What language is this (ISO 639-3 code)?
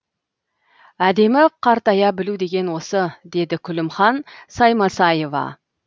kaz